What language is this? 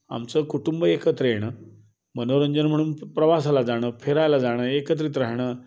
Marathi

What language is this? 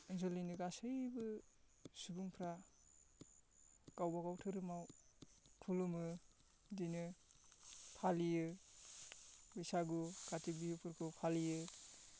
Bodo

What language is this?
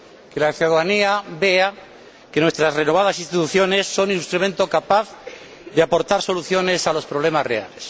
Spanish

